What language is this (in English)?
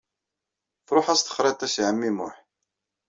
Kabyle